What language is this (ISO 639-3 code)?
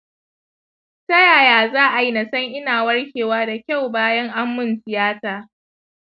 hau